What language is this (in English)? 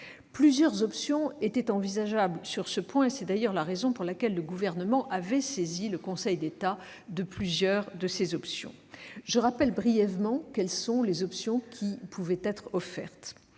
French